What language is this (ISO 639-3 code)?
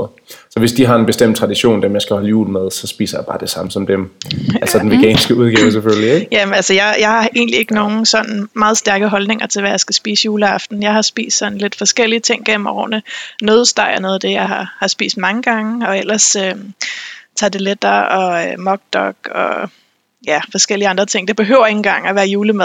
dan